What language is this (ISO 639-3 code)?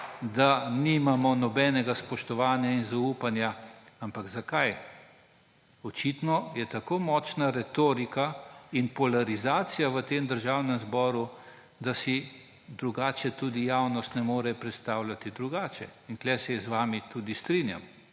slv